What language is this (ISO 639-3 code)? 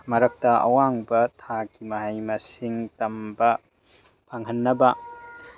mni